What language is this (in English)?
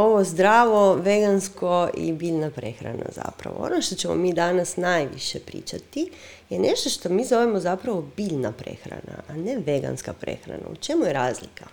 Croatian